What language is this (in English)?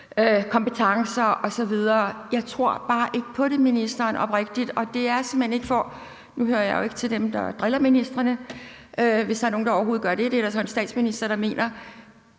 Danish